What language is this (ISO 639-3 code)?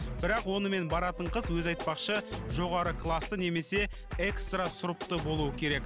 kaz